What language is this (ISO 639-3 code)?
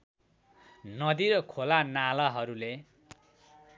nep